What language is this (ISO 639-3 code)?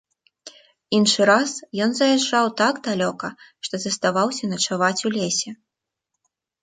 bel